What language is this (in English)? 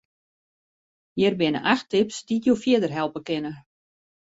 Western Frisian